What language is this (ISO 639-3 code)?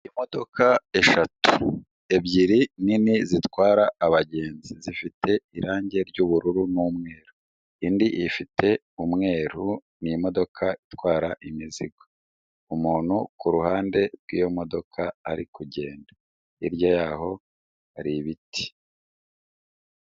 kin